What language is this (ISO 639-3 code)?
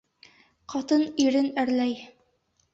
bak